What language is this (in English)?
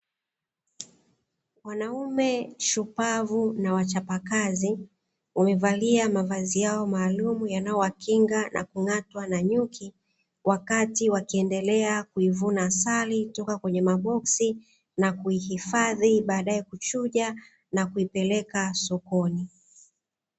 Swahili